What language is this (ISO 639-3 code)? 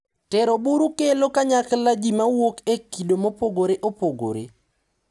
luo